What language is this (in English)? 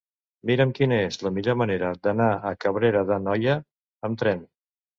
Catalan